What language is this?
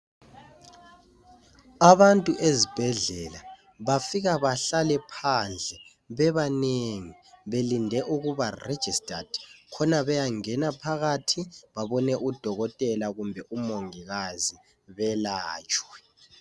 North Ndebele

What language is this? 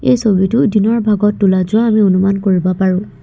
Assamese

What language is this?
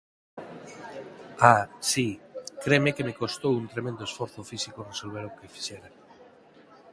Galician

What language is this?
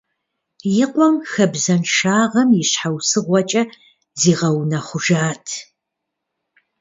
Kabardian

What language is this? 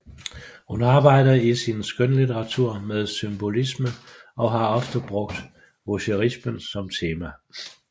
Danish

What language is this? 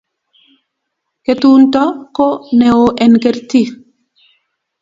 Kalenjin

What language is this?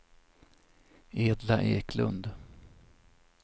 Swedish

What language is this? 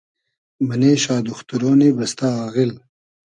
Hazaragi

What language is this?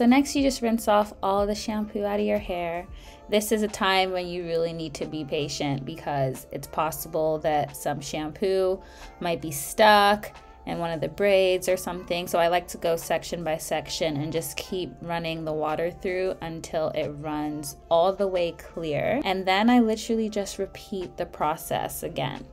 English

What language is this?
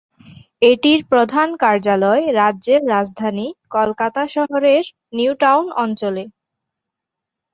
Bangla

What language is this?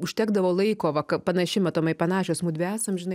Lithuanian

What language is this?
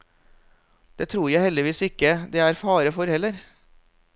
Norwegian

